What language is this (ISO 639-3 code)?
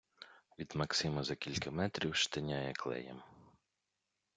ukr